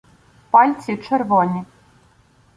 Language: Ukrainian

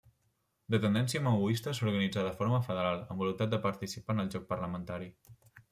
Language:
Catalan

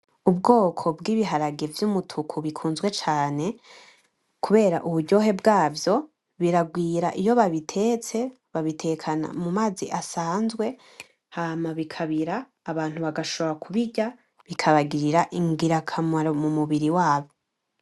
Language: Rundi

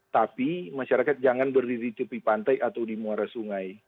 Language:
Indonesian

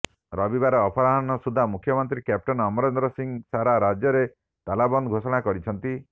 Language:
Odia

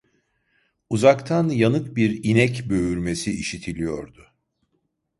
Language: Turkish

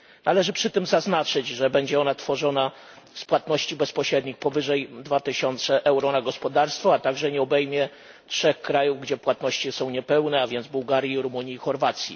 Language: Polish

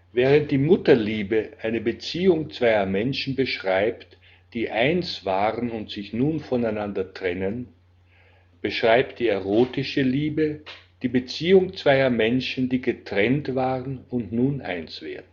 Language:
German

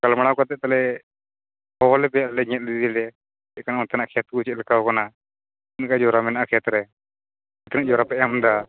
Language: Santali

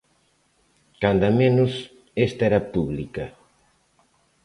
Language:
Galician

